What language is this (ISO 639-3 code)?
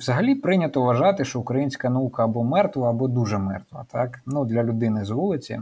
ukr